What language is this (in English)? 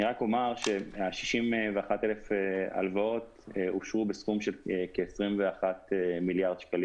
Hebrew